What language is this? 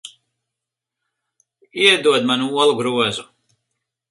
Latvian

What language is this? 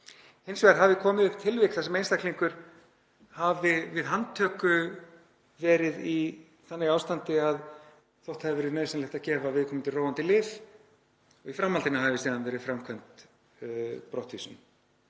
Icelandic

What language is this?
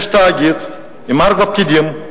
Hebrew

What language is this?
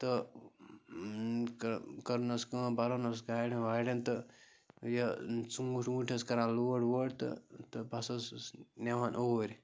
Kashmiri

